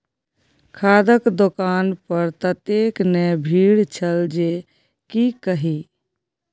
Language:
Maithili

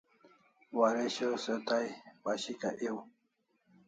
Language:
Kalasha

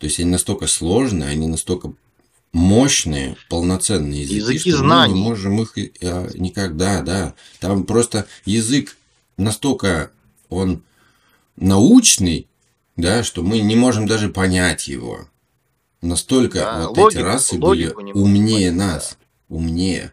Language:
Russian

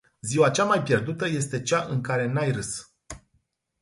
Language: Romanian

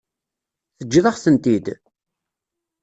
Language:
Kabyle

